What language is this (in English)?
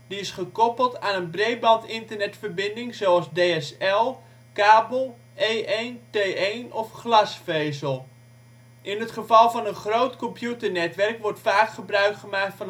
Dutch